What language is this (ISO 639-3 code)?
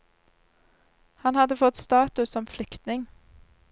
nor